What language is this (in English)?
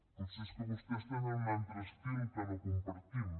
Catalan